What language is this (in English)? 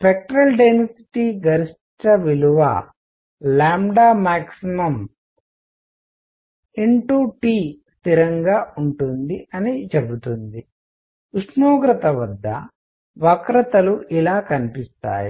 Telugu